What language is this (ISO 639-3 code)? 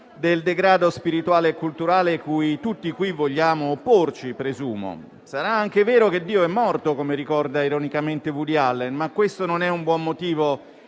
ita